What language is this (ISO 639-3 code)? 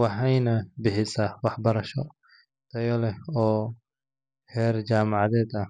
som